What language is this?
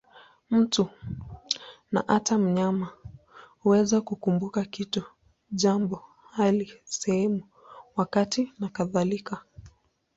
Swahili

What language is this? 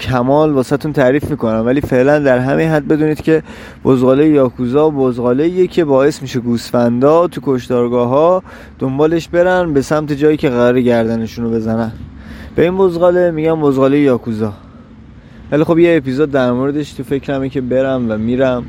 Persian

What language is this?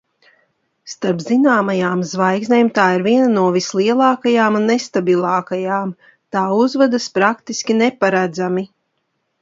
Latvian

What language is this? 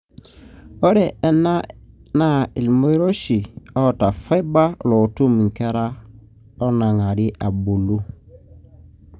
Masai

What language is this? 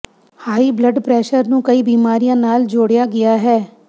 Punjabi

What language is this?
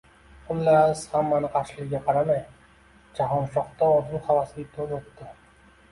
Uzbek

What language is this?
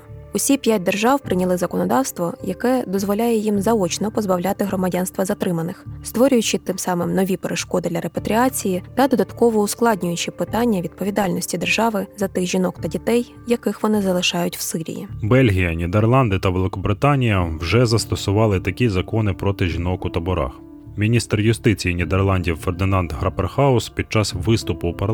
Ukrainian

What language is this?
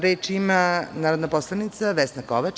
Serbian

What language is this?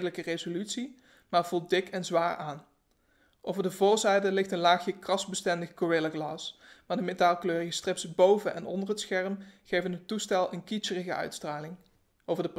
Dutch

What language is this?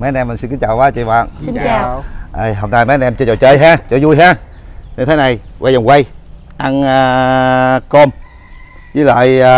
Vietnamese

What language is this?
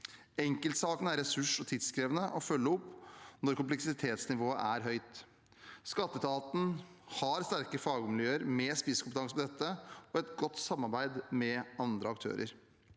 Norwegian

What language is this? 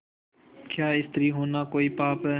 Hindi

